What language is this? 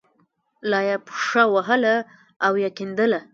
Pashto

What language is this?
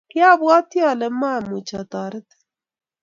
Kalenjin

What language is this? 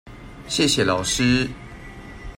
Chinese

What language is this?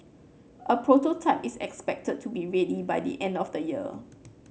English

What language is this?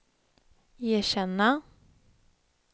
Swedish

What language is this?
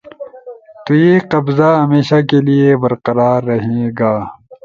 Urdu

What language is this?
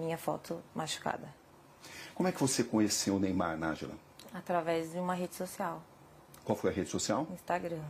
Portuguese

